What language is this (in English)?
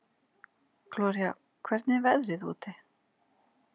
Icelandic